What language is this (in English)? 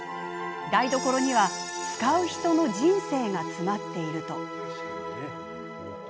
Japanese